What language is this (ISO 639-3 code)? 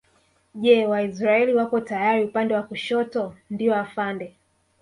swa